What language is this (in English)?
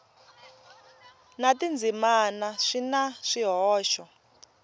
Tsonga